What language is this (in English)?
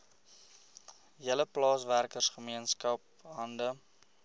Afrikaans